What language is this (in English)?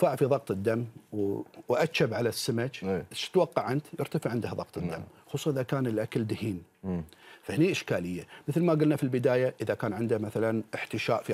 Arabic